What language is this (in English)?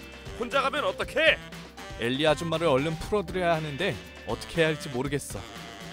Korean